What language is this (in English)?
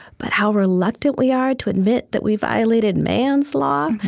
English